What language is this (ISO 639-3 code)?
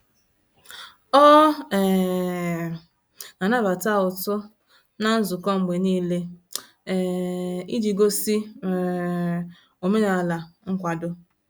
ibo